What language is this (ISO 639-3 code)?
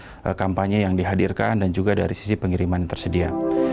ind